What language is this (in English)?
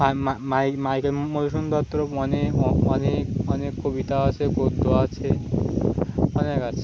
Bangla